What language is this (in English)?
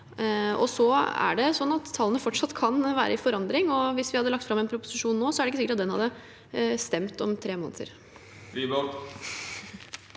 Norwegian